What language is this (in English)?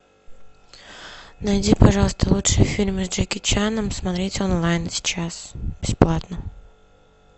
Russian